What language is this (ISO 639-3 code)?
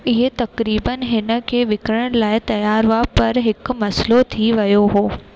snd